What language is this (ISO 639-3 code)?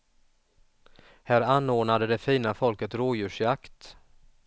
swe